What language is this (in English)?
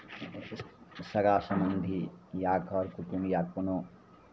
Maithili